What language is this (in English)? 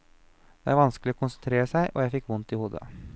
Norwegian